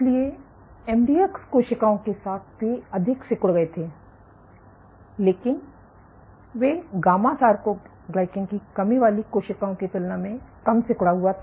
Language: Hindi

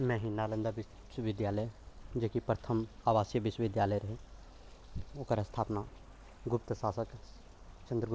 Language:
Maithili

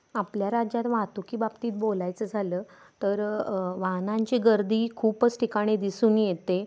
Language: Marathi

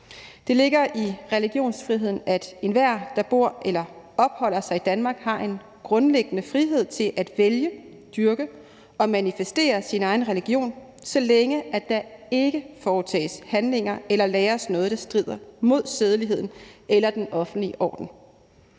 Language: Danish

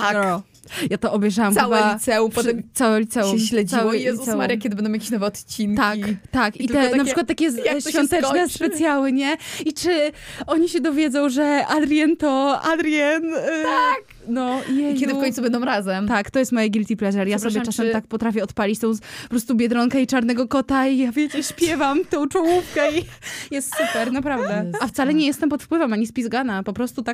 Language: Polish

